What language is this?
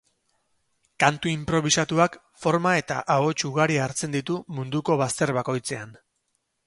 Basque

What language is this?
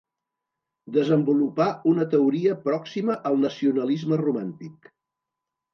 Catalan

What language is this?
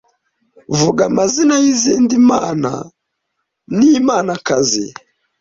Kinyarwanda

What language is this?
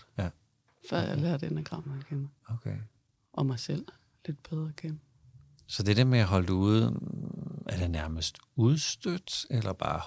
Danish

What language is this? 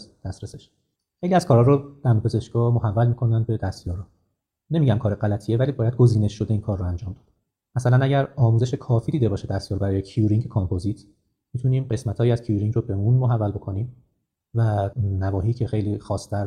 Persian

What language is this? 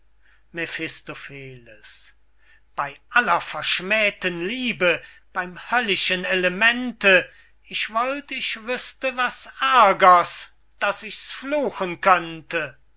German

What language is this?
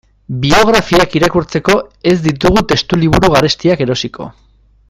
Basque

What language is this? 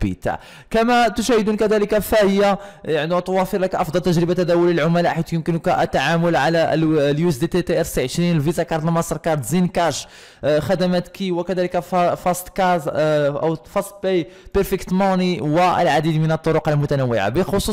Arabic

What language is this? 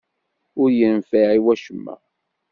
Kabyle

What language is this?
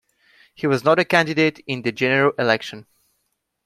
English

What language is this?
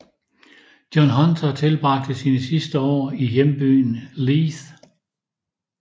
Danish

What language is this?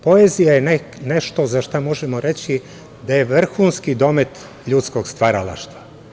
Serbian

